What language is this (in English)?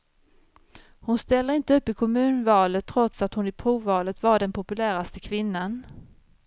Swedish